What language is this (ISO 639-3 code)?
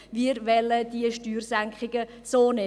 gsw